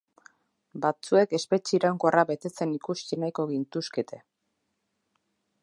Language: Basque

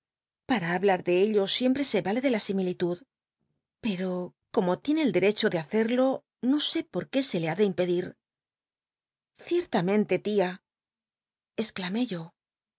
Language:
Spanish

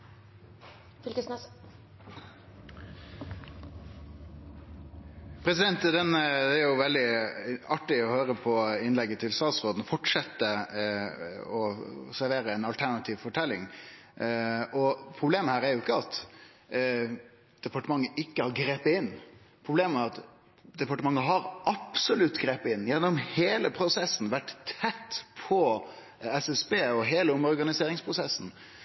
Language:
Norwegian Nynorsk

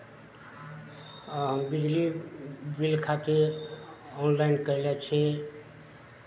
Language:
Maithili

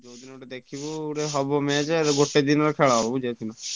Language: Odia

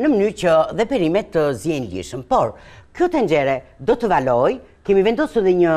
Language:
Romanian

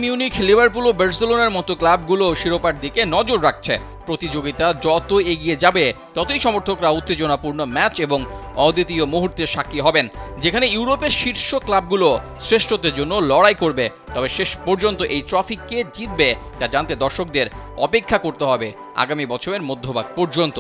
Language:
Bangla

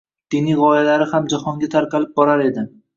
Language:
Uzbek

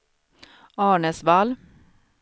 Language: Swedish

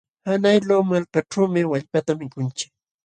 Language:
Jauja Wanca Quechua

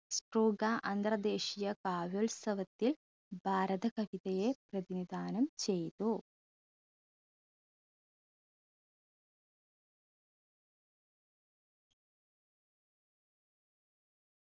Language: Malayalam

